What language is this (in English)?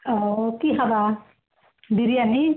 Assamese